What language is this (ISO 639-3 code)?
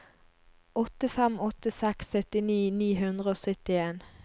nor